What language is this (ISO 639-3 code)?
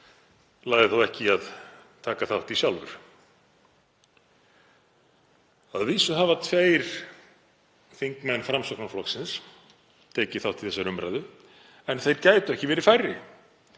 isl